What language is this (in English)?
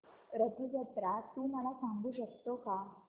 Marathi